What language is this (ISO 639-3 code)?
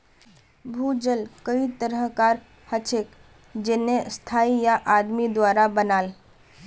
mag